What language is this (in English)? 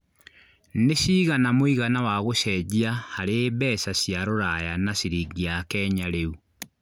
Kikuyu